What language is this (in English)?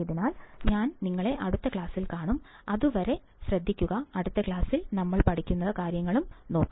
Malayalam